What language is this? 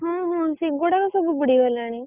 Odia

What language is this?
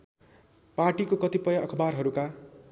Nepali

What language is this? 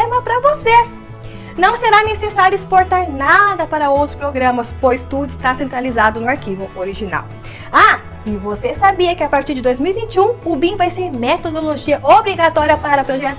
Portuguese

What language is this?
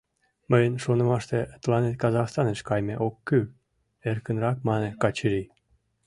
Mari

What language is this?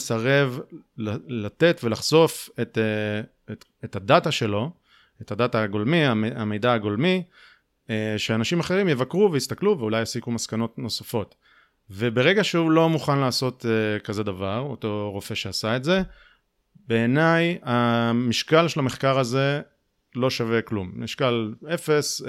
Hebrew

